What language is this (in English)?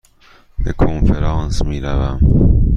Persian